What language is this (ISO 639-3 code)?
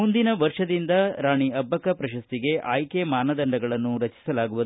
kan